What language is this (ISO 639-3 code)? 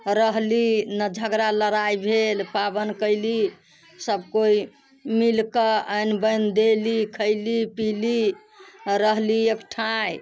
mai